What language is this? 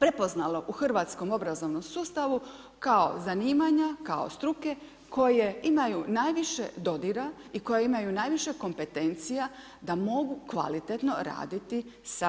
Croatian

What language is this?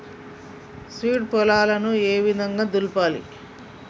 Telugu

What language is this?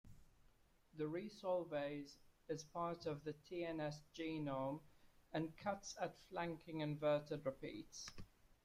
English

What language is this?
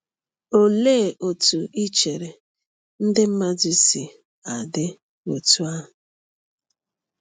Igbo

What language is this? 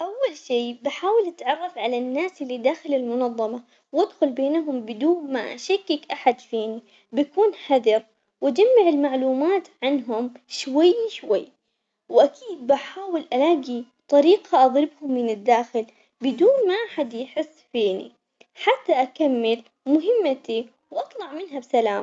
Omani Arabic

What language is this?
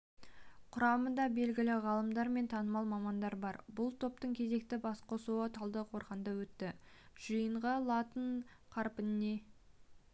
Kazakh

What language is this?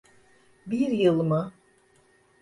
Turkish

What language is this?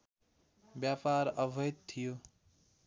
Nepali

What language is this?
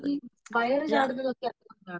Malayalam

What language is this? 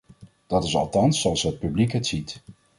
Dutch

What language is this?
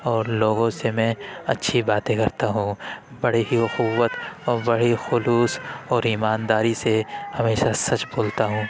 Urdu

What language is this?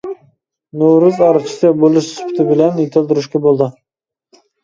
Uyghur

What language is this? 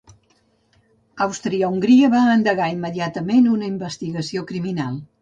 Catalan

